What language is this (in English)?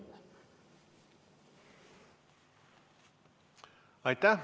Estonian